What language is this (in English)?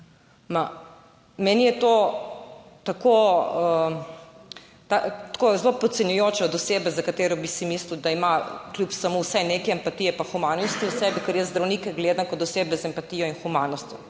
Slovenian